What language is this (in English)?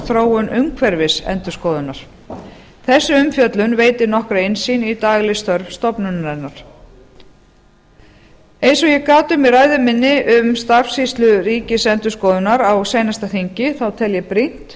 Icelandic